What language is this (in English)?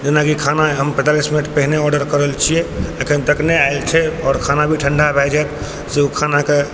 Maithili